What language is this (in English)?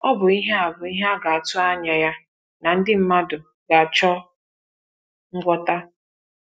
Igbo